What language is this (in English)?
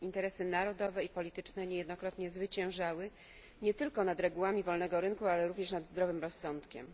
Polish